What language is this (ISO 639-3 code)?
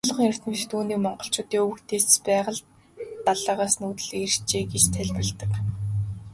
mon